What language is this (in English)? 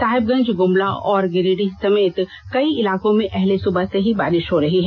Hindi